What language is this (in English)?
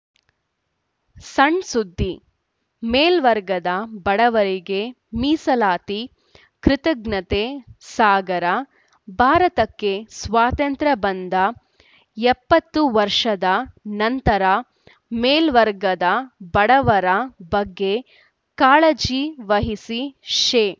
Kannada